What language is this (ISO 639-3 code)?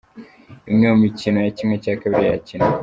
kin